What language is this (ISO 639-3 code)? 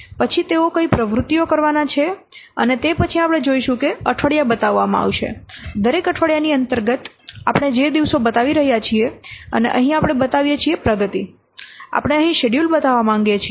guj